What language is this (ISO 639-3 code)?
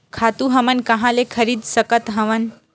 hne